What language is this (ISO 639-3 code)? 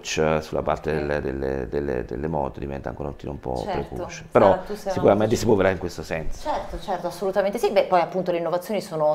ita